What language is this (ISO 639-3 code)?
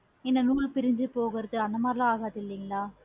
tam